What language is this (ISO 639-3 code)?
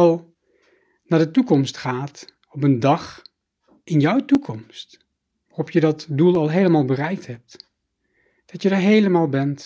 nld